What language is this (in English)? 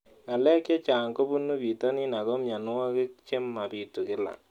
Kalenjin